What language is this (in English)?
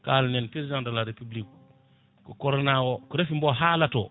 Fula